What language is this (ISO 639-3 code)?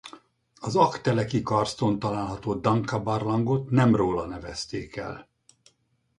hun